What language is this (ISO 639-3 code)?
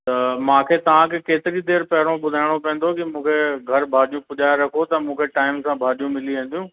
snd